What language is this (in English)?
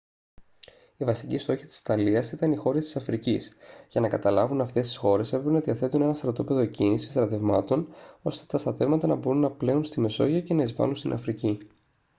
Greek